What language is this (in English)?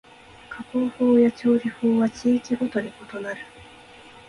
Japanese